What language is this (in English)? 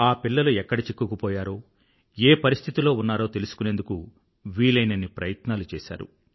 Telugu